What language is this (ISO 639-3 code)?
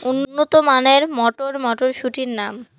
ben